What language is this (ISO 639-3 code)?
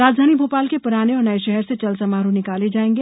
hin